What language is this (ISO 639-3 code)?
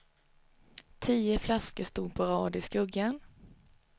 swe